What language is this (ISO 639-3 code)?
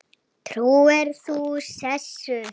isl